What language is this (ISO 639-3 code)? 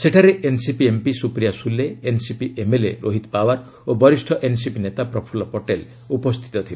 ori